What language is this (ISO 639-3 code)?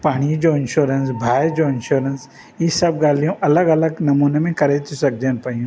snd